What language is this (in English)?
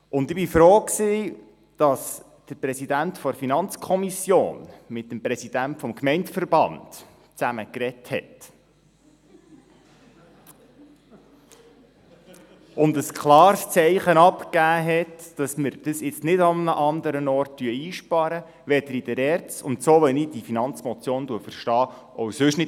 Swiss German